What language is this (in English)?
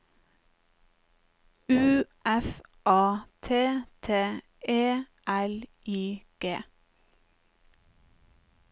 Norwegian